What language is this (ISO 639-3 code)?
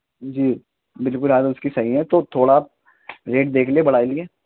urd